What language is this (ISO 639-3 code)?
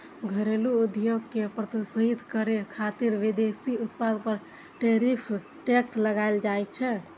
mai